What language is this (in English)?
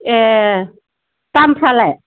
Bodo